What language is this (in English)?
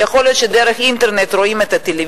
Hebrew